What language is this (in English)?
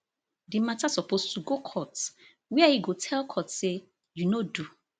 Nigerian Pidgin